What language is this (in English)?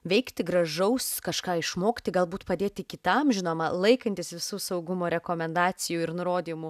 Lithuanian